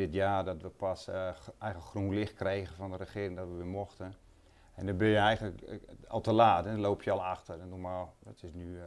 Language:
Dutch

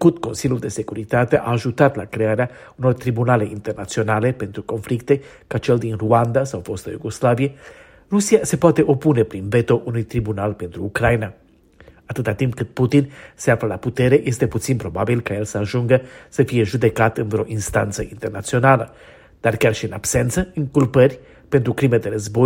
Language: Romanian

